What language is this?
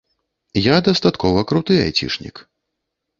Belarusian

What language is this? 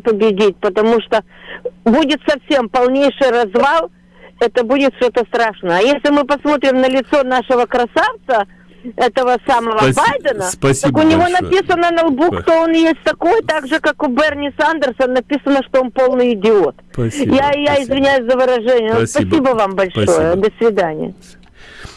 Russian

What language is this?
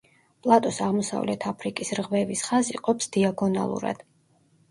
Georgian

